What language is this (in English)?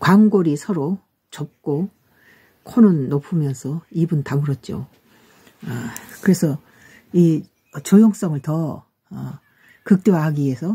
Korean